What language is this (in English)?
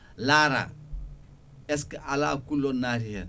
Fula